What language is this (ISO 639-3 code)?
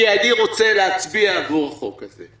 heb